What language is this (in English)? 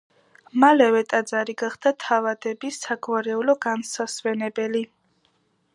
Georgian